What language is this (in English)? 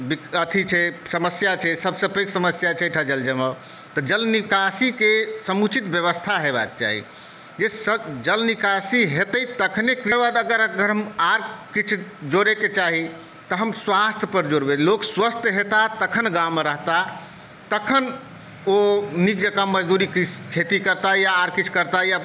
Maithili